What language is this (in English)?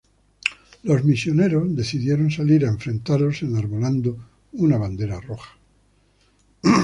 Spanish